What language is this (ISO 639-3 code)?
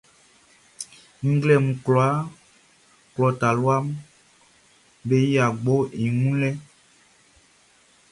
bci